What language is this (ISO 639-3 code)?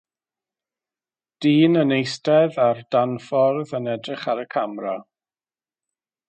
cym